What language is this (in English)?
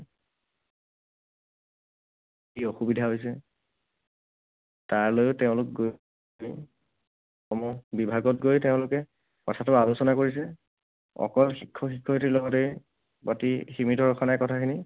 Assamese